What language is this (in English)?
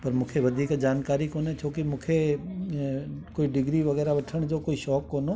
Sindhi